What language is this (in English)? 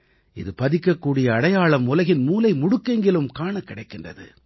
Tamil